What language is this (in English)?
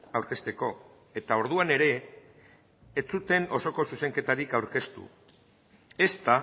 Basque